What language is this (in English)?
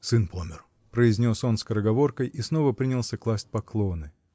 Russian